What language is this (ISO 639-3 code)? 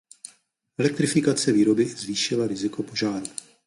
ces